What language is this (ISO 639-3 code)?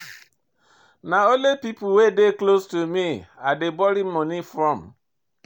pcm